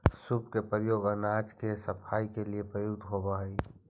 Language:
Magahi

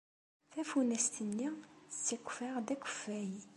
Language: Kabyle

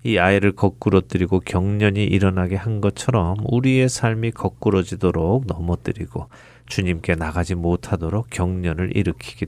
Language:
Korean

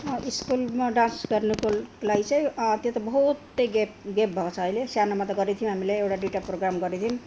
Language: Nepali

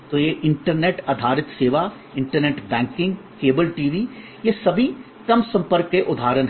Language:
Hindi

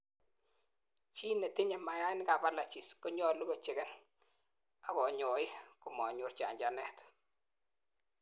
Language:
Kalenjin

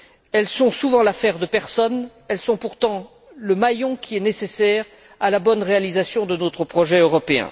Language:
French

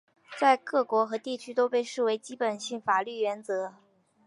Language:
Chinese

